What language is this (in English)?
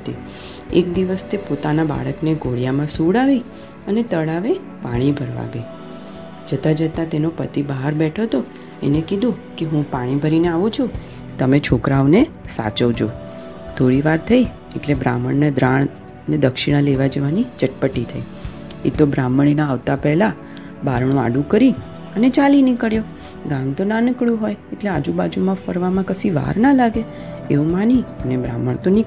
Gujarati